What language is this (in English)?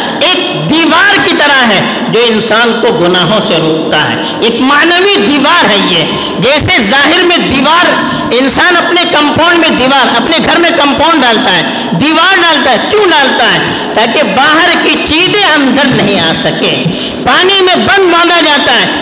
Urdu